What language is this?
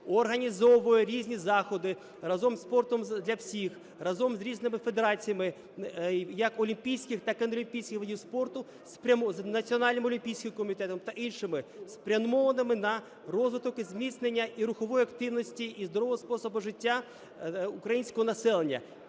Ukrainian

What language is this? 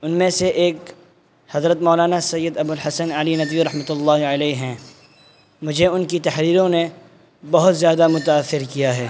Urdu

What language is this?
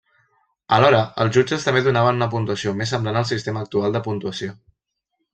Catalan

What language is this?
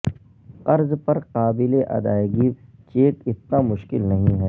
Urdu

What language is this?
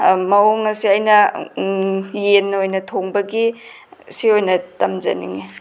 Manipuri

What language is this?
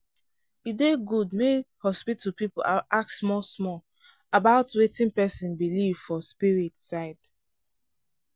Nigerian Pidgin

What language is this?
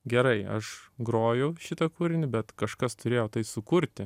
Lithuanian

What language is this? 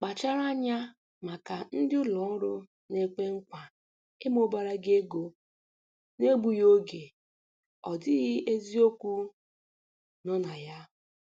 Igbo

